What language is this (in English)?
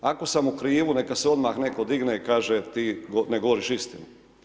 Croatian